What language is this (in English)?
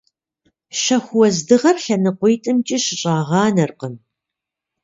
Kabardian